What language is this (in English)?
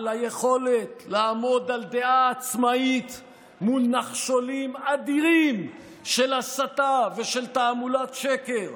Hebrew